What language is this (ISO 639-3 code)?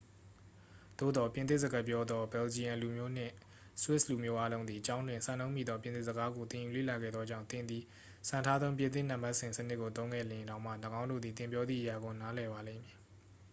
mya